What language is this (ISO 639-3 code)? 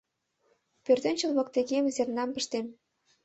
chm